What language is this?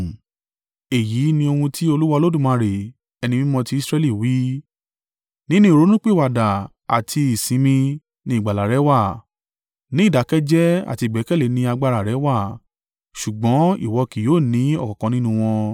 Yoruba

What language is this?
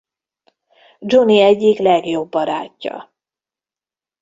Hungarian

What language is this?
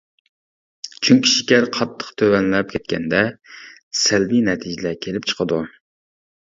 Uyghur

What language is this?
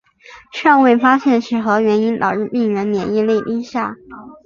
Chinese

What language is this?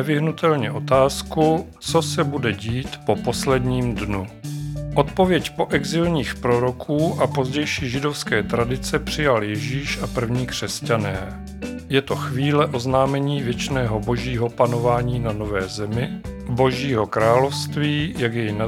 Czech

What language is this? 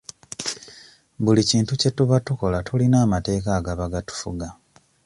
Ganda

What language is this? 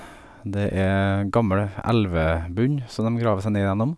Norwegian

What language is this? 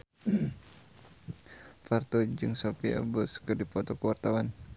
Sundanese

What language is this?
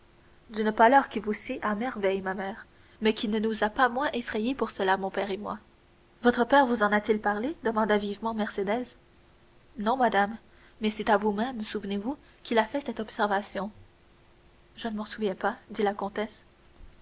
French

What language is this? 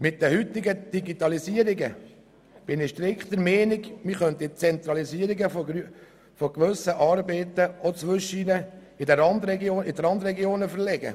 Swiss German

